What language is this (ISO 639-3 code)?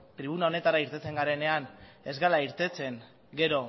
eus